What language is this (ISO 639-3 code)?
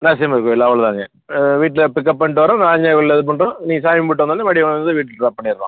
tam